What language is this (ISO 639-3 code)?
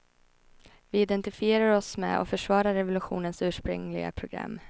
swe